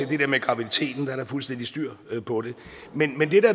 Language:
Danish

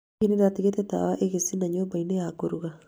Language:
Kikuyu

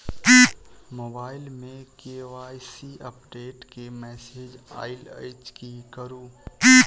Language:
Maithili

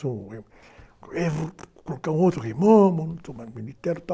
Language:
Portuguese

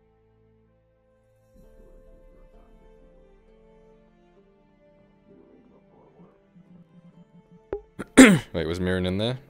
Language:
English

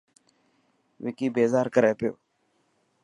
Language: Dhatki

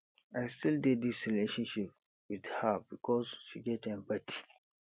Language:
Nigerian Pidgin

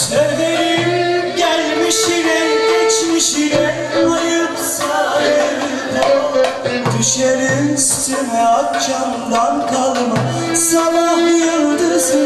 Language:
Turkish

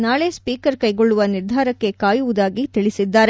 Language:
Kannada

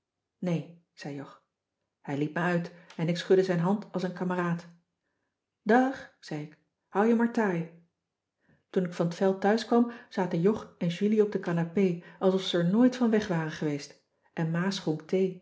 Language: Dutch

